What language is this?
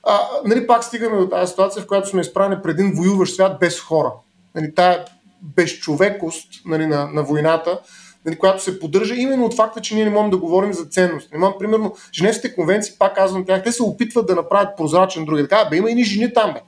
Bulgarian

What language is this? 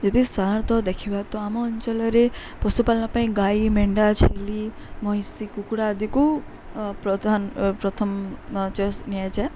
Odia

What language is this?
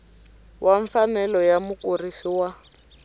Tsonga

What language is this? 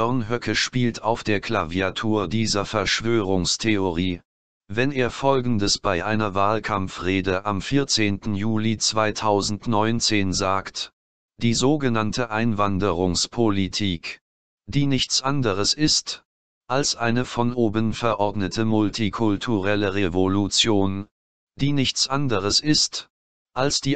German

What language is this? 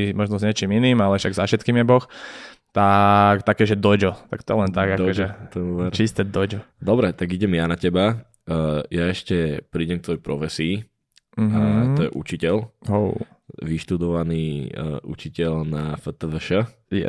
Slovak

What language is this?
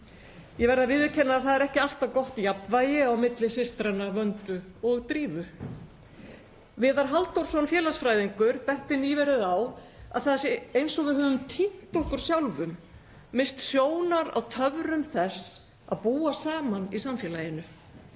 Icelandic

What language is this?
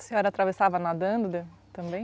Portuguese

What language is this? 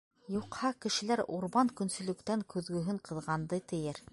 Bashkir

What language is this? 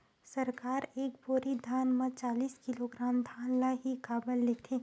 Chhattisgarhi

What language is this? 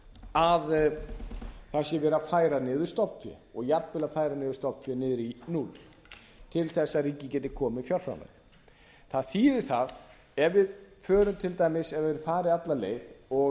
Icelandic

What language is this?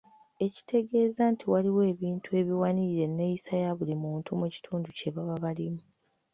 Ganda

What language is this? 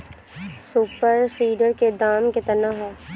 Bhojpuri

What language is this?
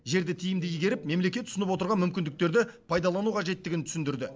Kazakh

